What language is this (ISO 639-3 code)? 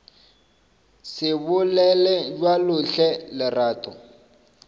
nso